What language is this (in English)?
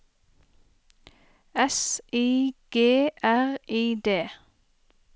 Norwegian